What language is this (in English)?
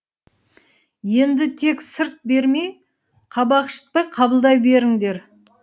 Kazakh